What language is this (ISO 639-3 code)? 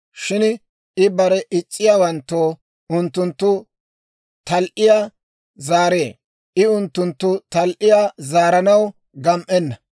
dwr